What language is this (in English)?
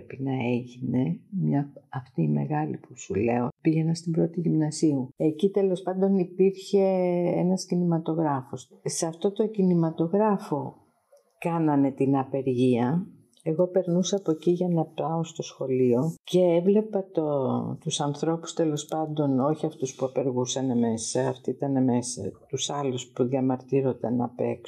Greek